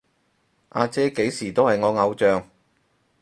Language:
Cantonese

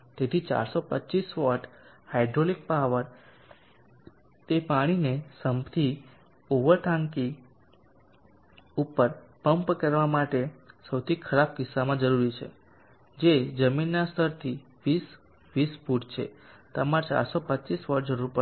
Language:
Gujarati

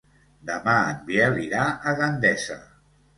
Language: Catalan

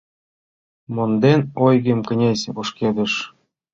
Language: Mari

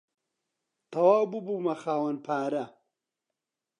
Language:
Central Kurdish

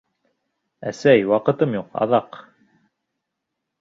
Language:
Bashkir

